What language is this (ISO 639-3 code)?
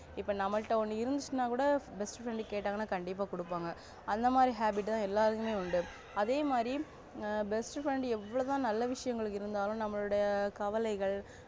tam